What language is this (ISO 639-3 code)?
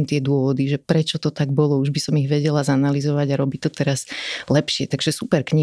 slk